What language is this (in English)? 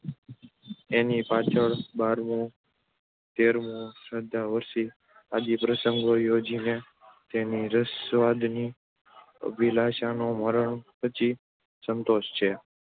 Gujarati